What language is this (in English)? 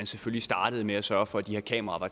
Danish